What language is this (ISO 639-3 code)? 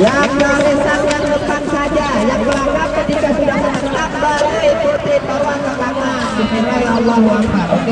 ind